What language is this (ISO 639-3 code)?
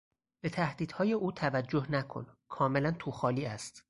fas